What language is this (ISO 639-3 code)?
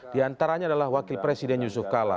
ind